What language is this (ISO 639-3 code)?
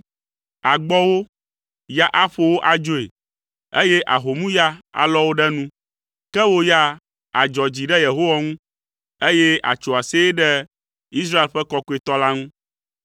ewe